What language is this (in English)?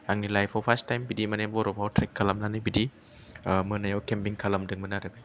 Bodo